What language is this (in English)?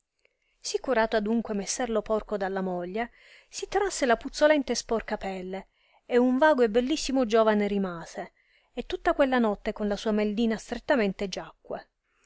Italian